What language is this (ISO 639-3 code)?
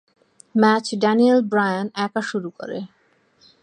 ben